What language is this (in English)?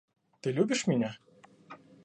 Russian